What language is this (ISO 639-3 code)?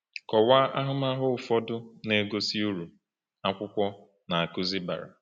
ibo